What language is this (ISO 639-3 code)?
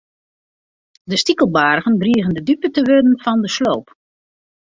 fry